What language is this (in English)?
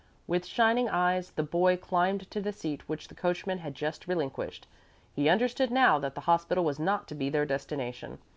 English